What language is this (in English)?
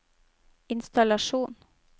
Norwegian